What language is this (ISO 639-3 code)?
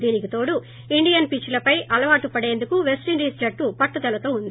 tel